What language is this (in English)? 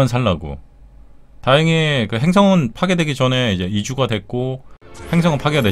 Korean